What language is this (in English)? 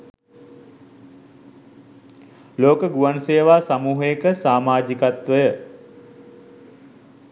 Sinhala